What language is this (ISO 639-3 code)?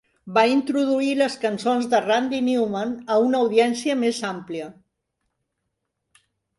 cat